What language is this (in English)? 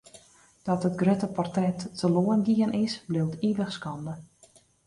Western Frisian